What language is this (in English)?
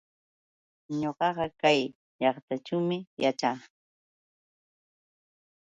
Yauyos Quechua